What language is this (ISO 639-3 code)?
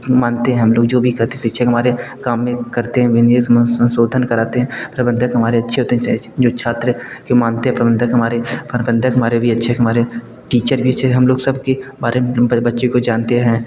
hin